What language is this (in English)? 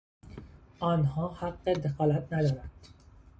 Persian